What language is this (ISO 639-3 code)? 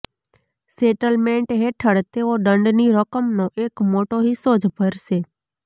guj